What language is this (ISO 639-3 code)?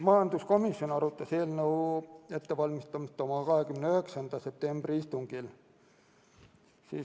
est